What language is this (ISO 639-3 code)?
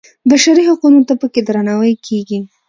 pus